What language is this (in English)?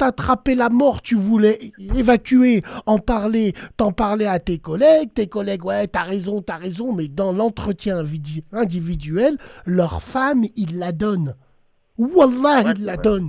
French